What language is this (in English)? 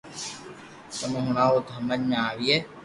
Loarki